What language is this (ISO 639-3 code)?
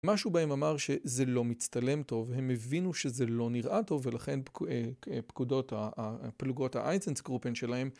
heb